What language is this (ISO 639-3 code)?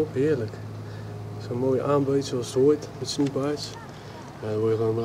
nld